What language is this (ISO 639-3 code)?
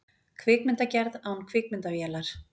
isl